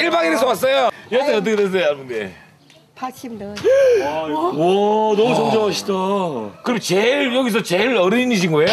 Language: Korean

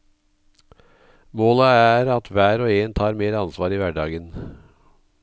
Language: Norwegian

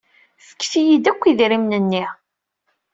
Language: Kabyle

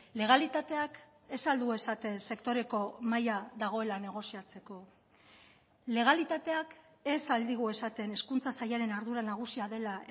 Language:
Basque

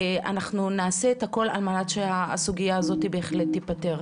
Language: Hebrew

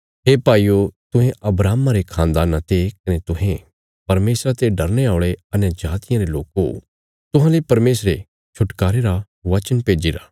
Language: Bilaspuri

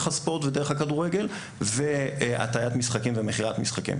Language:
Hebrew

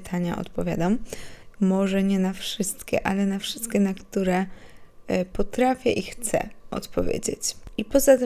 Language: Polish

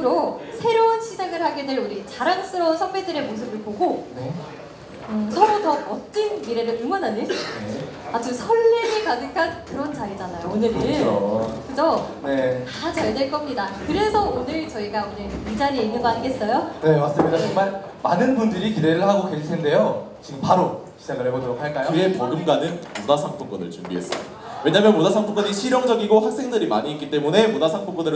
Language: Korean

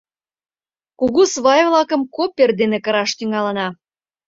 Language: Mari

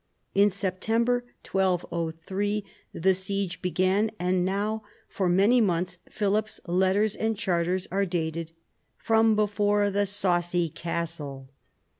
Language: English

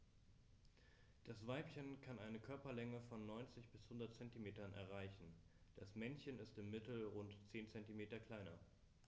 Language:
German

